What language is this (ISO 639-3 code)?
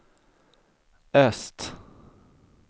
swe